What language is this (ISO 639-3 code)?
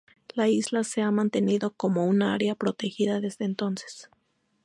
spa